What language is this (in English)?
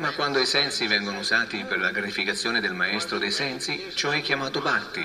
Italian